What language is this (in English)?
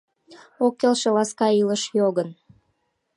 Mari